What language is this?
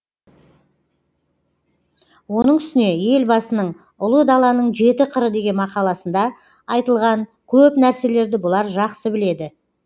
Kazakh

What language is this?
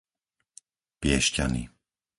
Slovak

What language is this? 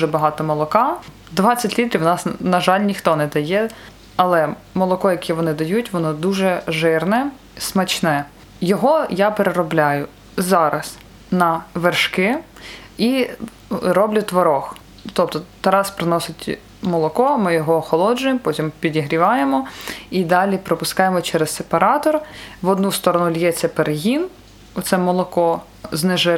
Ukrainian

